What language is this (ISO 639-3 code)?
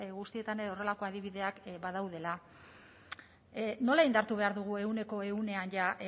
eus